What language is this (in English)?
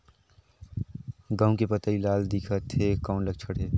Chhattisgarhi